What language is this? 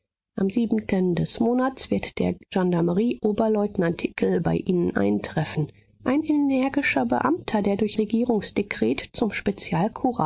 German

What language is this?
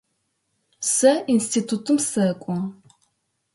Adyghe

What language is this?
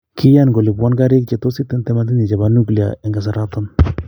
Kalenjin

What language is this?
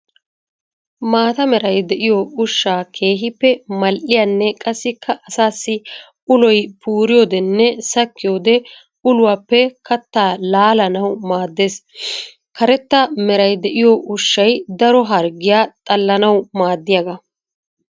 Wolaytta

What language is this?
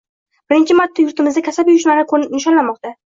Uzbek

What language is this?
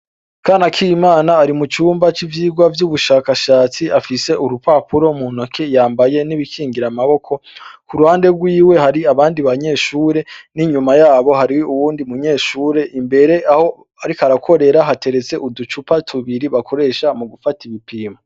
Rundi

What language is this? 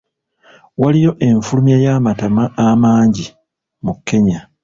Ganda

